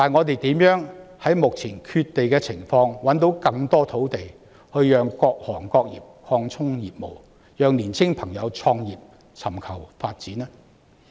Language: Cantonese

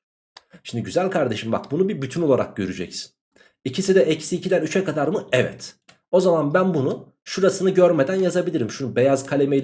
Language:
Turkish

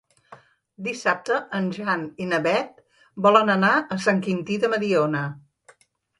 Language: Catalan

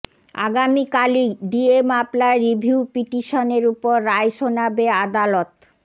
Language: Bangla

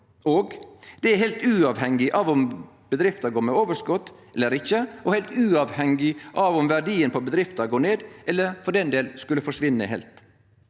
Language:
Norwegian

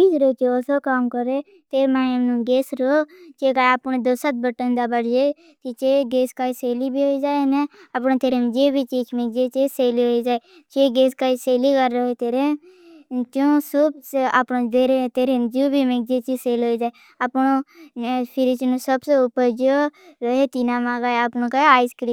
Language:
Bhili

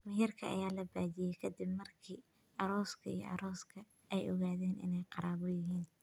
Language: Somali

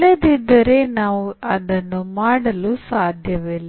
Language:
Kannada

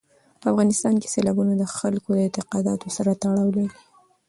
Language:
Pashto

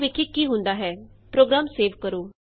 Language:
Punjabi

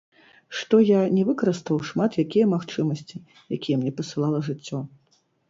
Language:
Belarusian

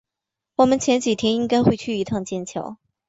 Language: Chinese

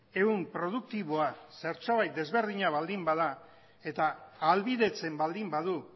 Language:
Basque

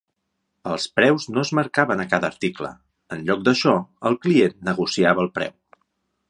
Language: Catalan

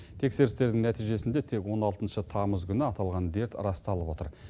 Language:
Kazakh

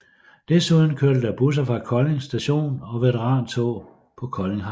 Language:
Danish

